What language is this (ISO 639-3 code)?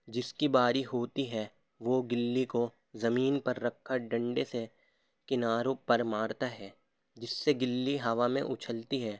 urd